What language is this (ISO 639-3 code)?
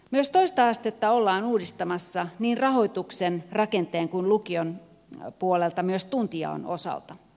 fin